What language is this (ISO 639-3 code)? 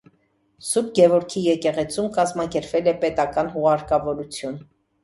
hye